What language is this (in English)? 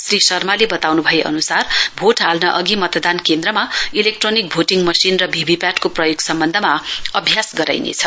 Nepali